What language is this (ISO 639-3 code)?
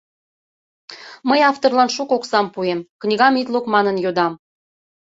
chm